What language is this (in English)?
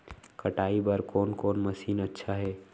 Chhattisgarhi